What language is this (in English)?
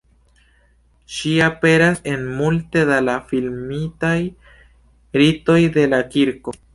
Esperanto